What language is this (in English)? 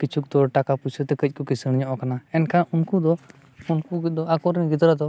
Santali